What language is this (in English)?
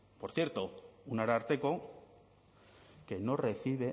Spanish